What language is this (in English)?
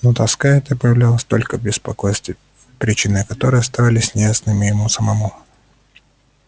Russian